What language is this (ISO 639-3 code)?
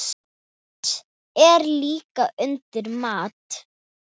isl